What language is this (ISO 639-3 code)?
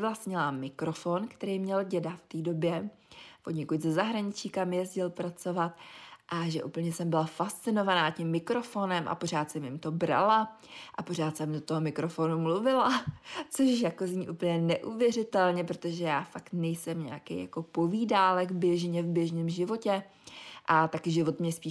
ces